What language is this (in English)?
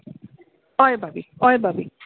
Konkani